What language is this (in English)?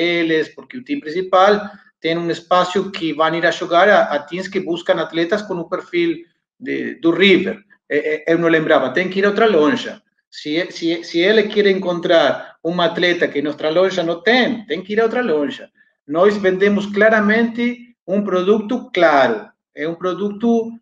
Portuguese